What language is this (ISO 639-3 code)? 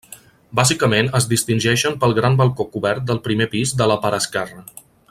cat